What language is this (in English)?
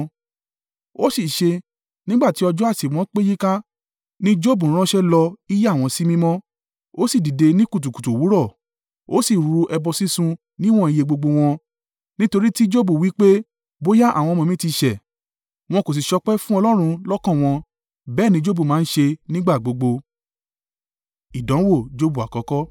Yoruba